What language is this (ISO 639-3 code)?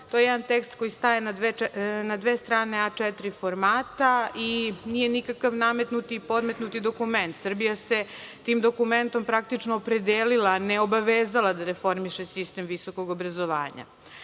srp